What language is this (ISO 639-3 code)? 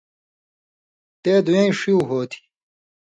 mvy